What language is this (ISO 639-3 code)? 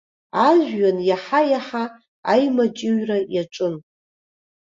abk